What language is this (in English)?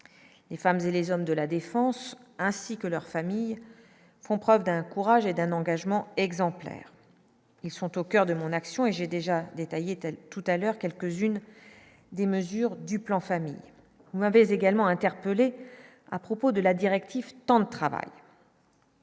French